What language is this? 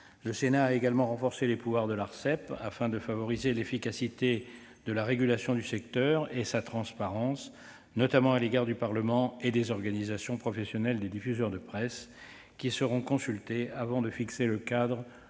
French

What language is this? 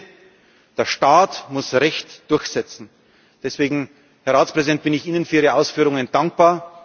German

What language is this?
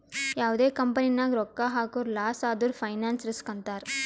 Kannada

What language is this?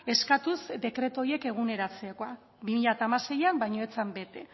Basque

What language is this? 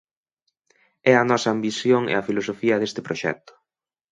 Galician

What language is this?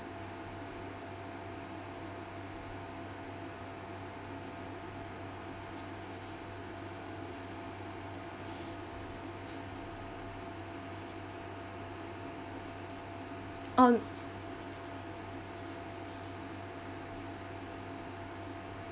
English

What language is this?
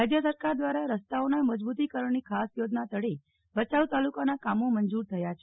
Gujarati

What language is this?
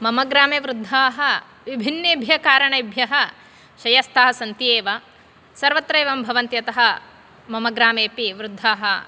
Sanskrit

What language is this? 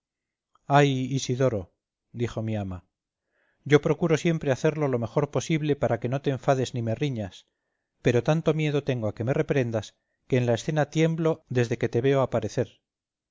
Spanish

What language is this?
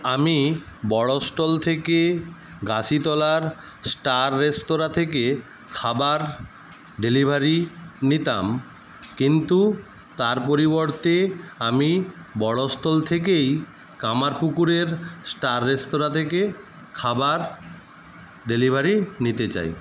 Bangla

